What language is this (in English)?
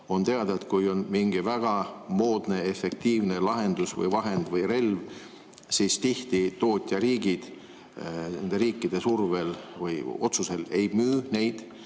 Estonian